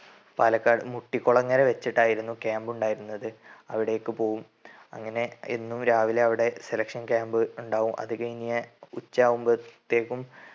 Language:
Malayalam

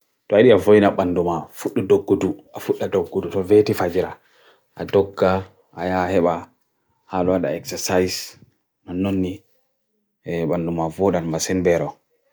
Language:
Bagirmi Fulfulde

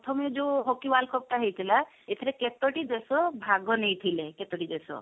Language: Odia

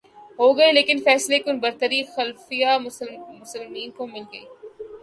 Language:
Urdu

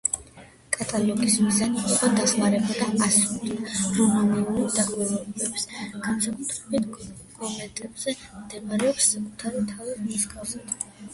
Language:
Georgian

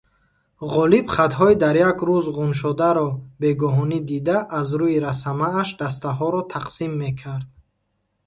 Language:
Tajik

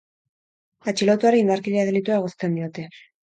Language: Basque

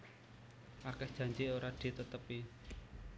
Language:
Javanese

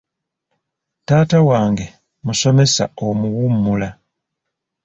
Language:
Ganda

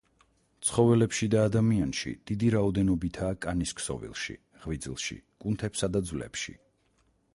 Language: Georgian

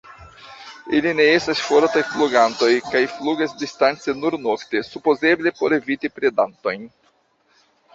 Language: Esperanto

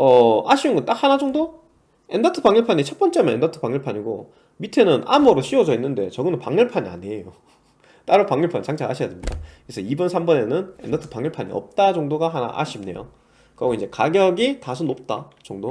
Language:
Korean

